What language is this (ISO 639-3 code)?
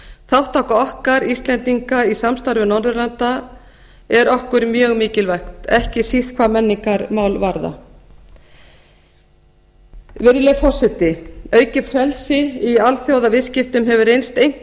isl